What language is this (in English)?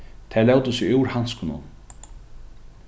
Faroese